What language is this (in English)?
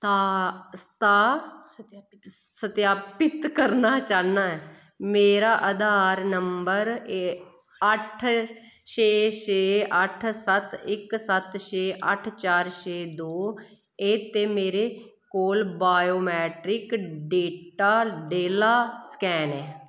Dogri